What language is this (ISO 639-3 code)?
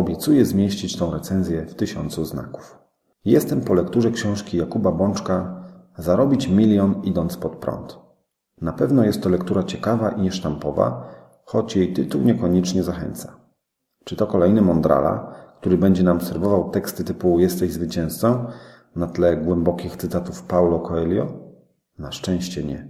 pol